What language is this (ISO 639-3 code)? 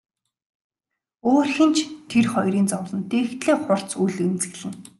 mon